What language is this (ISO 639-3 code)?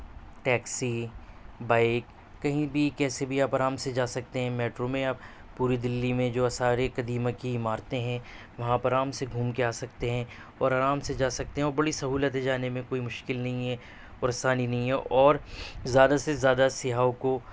urd